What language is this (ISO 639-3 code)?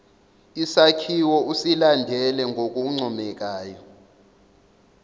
zul